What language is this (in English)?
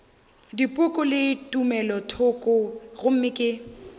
Northern Sotho